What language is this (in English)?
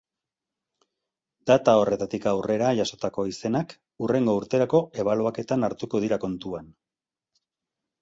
Basque